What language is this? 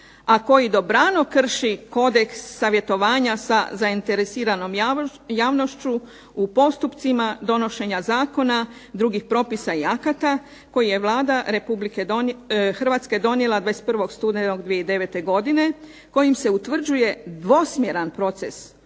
Croatian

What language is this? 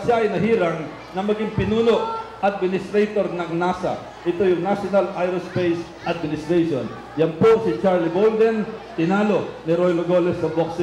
Filipino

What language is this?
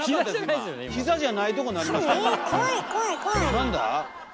Japanese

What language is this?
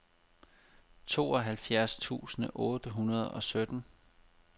Danish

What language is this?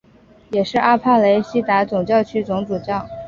Chinese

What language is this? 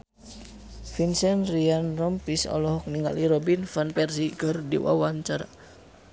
Sundanese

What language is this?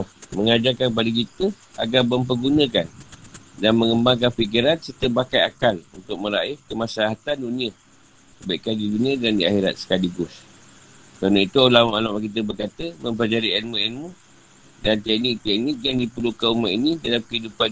Malay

